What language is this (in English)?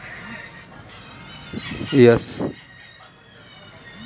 Hindi